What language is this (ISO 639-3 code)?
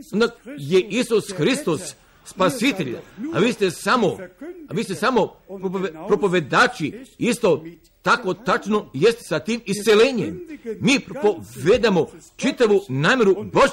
hrv